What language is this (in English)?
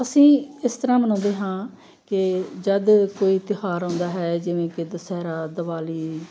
Punjabi